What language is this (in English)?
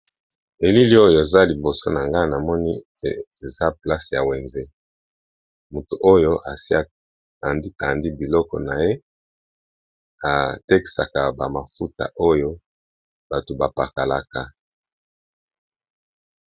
Lingala